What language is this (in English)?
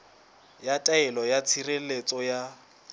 Southern Sotho